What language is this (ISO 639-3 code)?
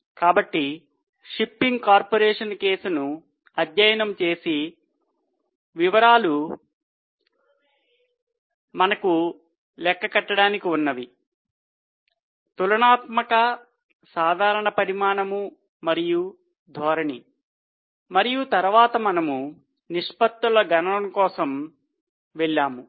tel